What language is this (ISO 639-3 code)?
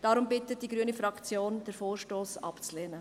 gsw